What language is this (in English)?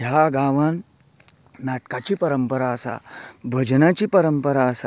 Konkani